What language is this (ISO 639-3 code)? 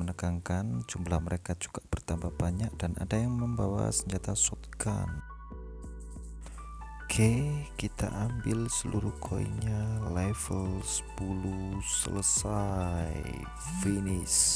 ind